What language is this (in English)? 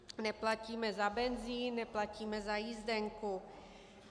Czech